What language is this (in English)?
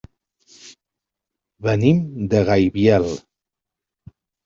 Catalan